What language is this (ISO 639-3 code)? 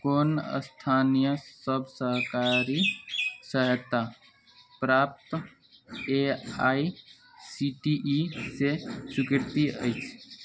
mai